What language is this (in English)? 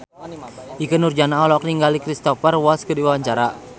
Sundanese